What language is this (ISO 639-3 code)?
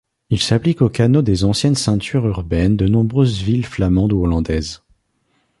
fra